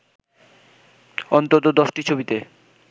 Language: Bangla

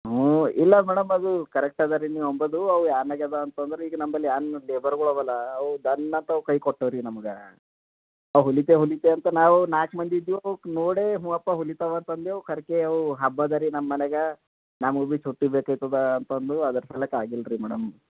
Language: Kannada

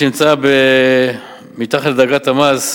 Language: Hebrew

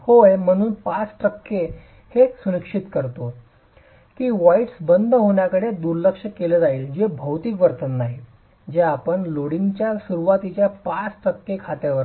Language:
Marathi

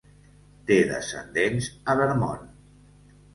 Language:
Catalan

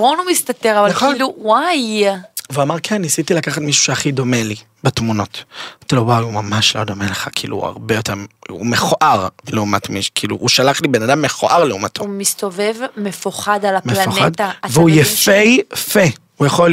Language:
Hebrew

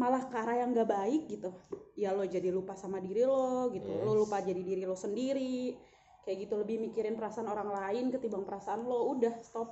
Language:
Indonesian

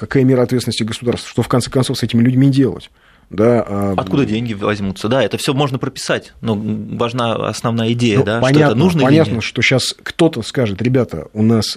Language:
Russian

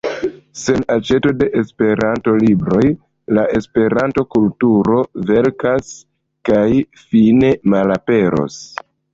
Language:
Esperanto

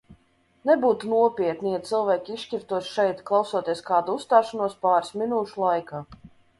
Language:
Latvian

